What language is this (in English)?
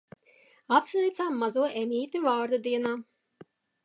Latvian